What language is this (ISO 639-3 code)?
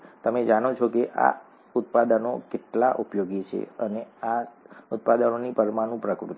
guj